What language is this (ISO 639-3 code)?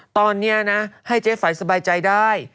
tha